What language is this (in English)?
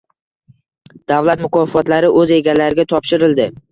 Uzbek